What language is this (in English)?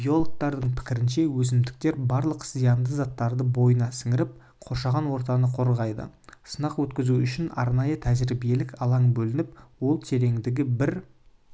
Kazakh